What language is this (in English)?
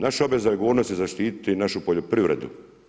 Croatian